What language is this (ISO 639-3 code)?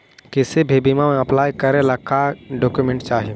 mag